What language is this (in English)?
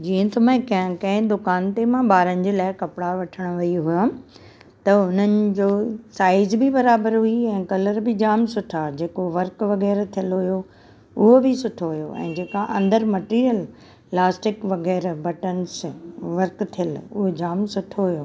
Sindhi